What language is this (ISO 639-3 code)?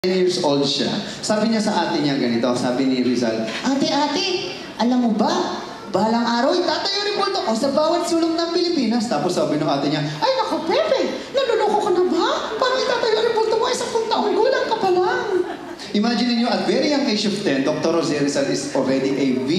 fra